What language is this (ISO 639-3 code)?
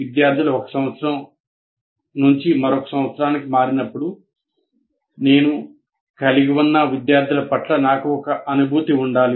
tel